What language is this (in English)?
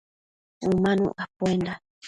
Matsés